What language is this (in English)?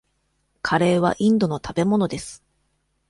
Japanese